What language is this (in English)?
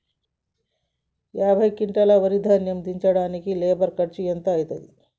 Telugu